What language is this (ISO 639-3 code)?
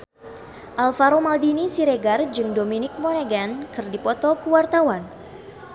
sun